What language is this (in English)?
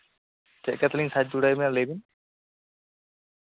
Santali